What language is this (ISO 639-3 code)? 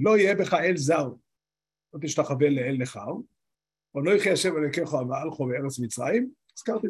heb